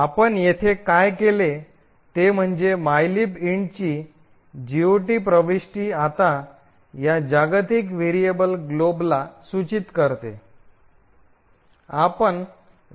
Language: Marathi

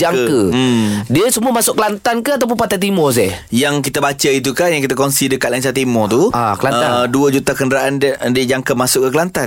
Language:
Malay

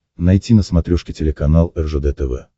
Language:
Russian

